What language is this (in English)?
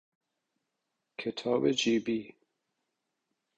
Persian